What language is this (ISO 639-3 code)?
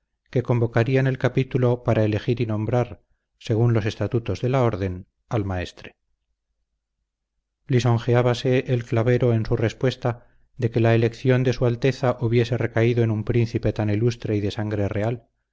spa